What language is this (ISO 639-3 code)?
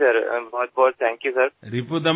asm